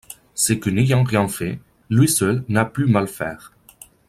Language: French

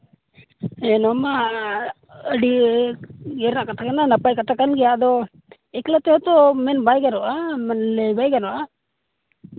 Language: Santali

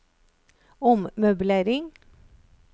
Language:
Norwegian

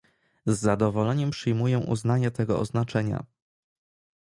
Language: Polish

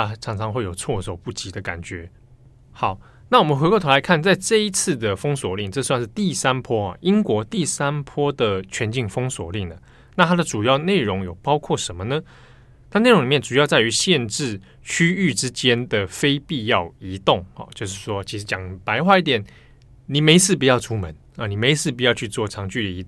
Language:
Chinese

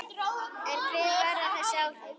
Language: Icelandic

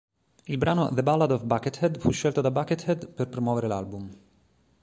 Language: Italian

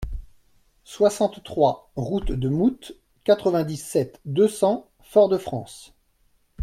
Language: French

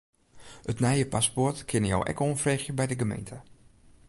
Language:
Western Frisian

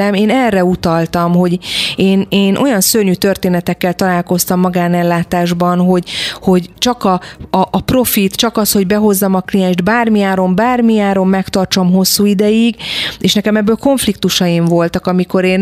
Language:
Hungarian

